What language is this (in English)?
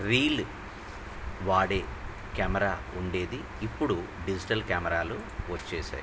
Telugu